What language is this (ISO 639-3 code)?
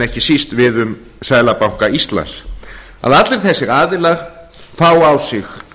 isl